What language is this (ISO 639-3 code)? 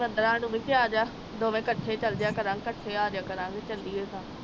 pan